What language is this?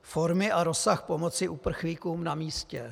Czech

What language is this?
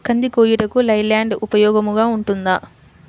Telugu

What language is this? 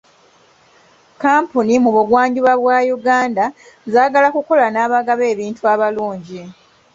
Ganda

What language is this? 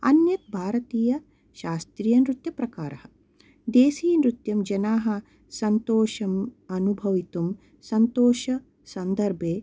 Sanskrit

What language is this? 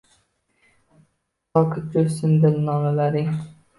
Uzbek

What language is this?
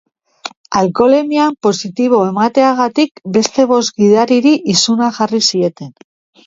Basque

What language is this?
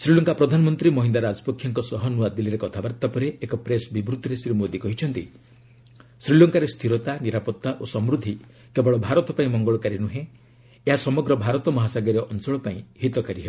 Odia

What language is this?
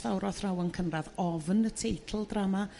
Welsh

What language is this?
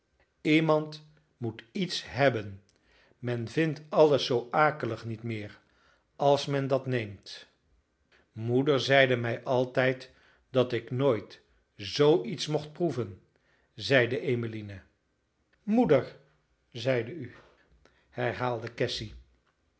Dutch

